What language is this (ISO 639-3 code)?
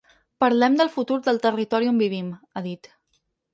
cat